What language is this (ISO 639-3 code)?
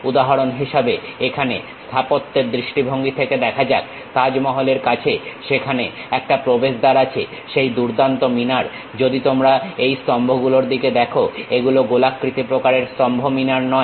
ben